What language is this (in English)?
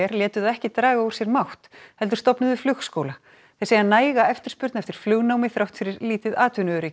Icelandic